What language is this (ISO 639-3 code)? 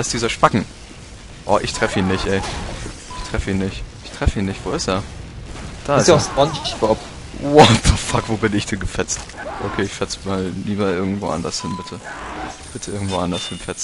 deu